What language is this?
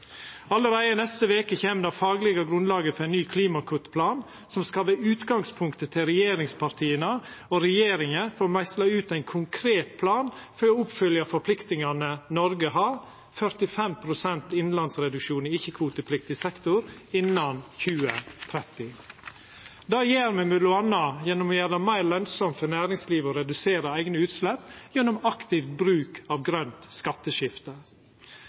Norwegian Nynorsk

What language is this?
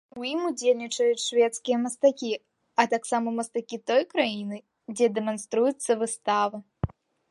Belarusian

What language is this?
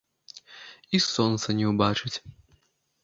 Belarusian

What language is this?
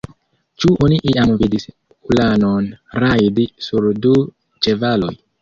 Esperanto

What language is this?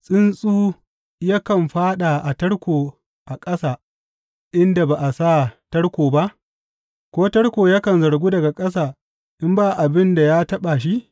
Hausa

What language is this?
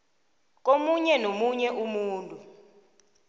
South Ndebele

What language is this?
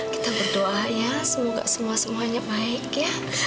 Indonesian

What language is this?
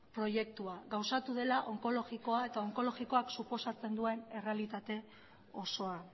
Basque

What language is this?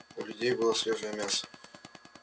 Russian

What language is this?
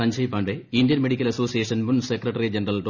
Malayalam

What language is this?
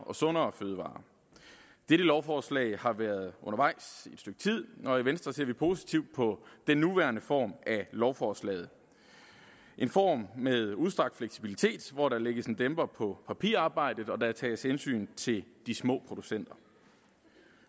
Danish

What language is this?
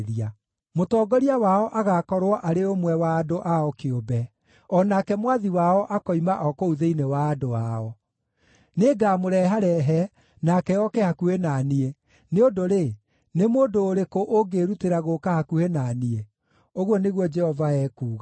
Kikuyu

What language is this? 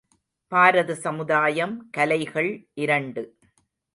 Tamil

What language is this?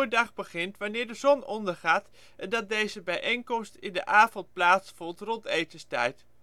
Dutch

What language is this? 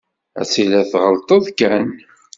Kabyle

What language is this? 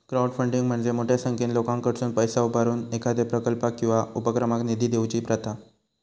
Marathi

